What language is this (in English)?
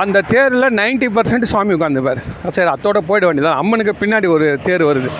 Tamil